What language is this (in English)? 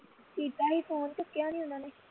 Punjabi